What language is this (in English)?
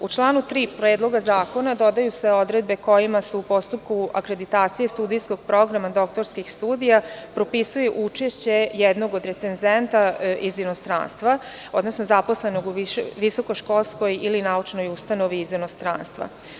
Serbian